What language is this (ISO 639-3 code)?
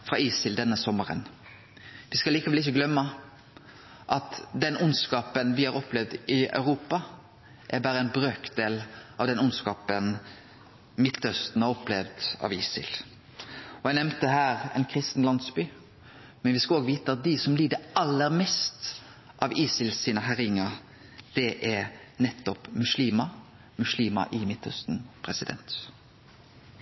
nno